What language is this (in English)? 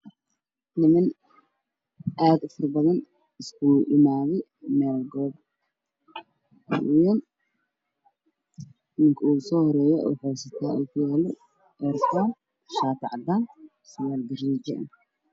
Somali